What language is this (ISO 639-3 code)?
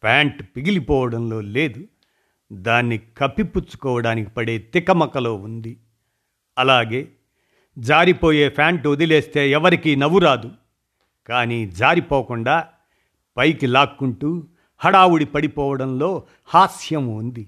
tel